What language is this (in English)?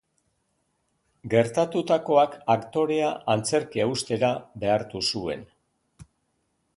Basque